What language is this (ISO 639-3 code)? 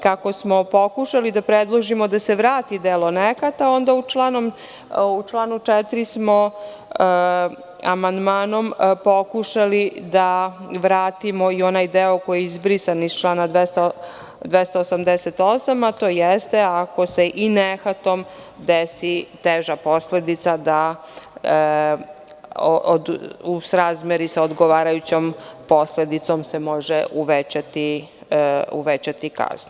srp